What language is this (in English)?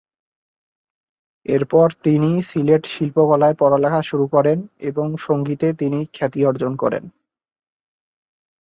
Bangla